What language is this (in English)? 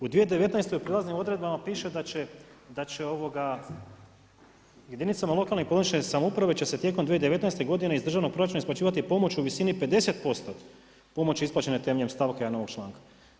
Croatian